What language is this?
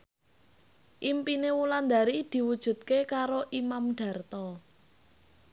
Javanese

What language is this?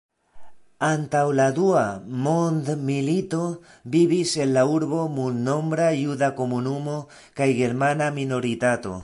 Esperanto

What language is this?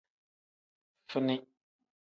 Tem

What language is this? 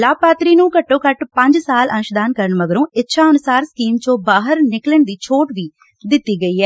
Punjabi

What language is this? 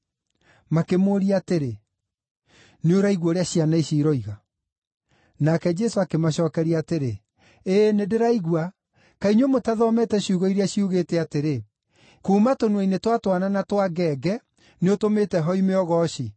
Kikuyu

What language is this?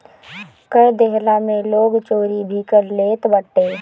Bhojpuri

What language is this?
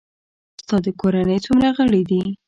Pashto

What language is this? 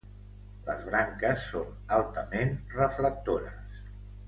Catalan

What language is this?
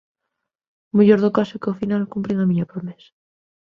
Galician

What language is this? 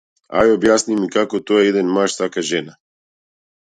Macedonian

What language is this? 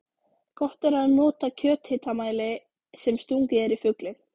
Icelandic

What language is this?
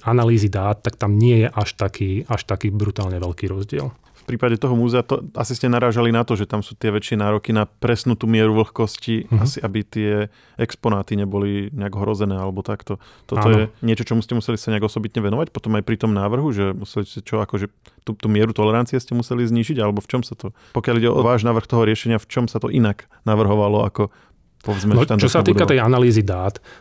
Slovak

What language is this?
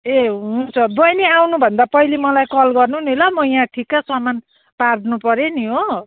Nepali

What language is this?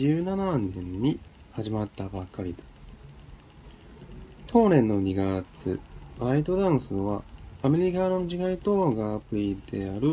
Japanese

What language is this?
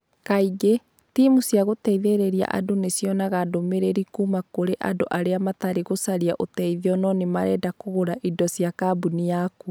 Kikuyu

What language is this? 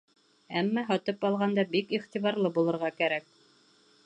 Bashkir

